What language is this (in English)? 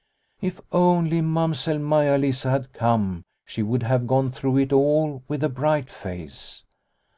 English